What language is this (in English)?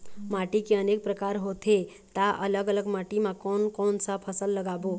Chhattisgarhi